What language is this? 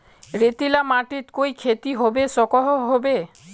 Magahi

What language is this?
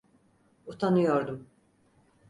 Turkish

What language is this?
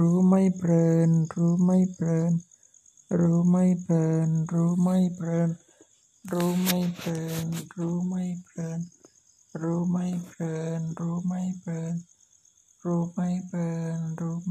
Thai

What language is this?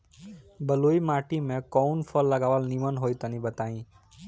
Bhojpuri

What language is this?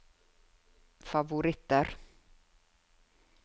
Norwegian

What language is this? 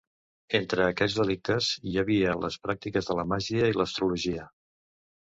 Catalan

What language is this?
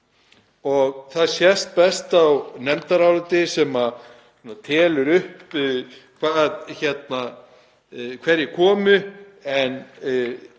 Icelandic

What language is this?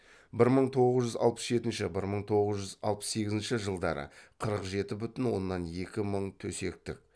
Kazakh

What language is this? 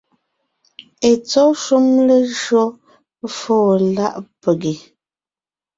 Ngiemboon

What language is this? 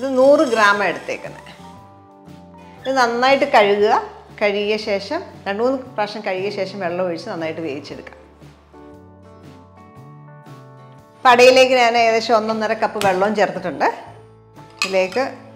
Malayalam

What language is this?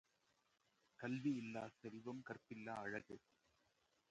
Tamil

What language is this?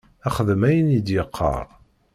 Kabyle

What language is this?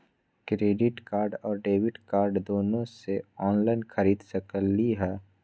Magahi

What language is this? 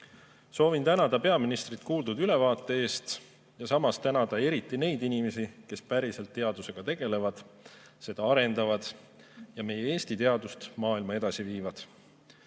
Estonian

